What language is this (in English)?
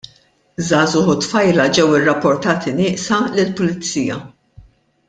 Maltese